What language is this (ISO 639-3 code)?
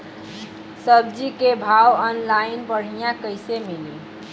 bho